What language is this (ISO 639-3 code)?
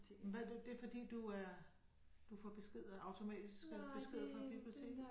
dan